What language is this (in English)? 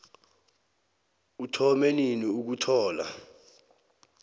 South Ndebele